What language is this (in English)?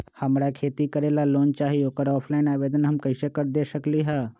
Magahi